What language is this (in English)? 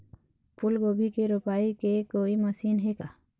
Chhattisgarhi